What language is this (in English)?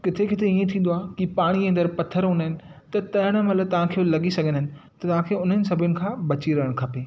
Sindhi